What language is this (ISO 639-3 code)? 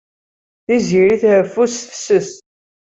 kab